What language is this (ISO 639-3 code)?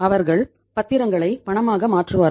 tam